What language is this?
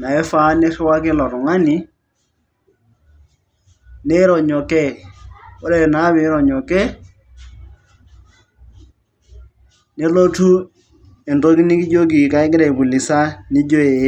Masai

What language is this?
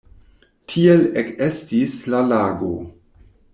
Esperanto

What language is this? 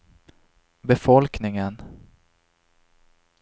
Swedish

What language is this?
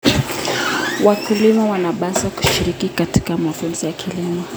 Kalenjin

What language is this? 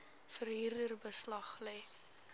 Afrikaans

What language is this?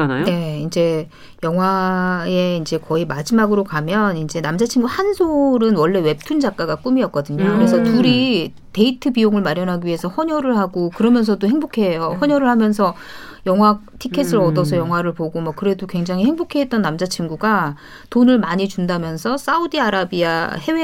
Korean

